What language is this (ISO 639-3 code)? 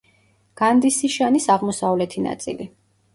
kat